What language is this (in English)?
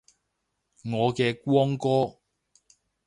Cantonese